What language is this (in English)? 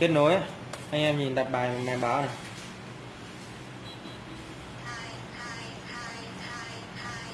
Vietnamese